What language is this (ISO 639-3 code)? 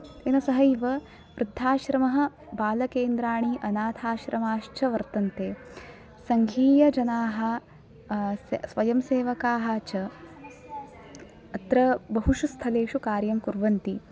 san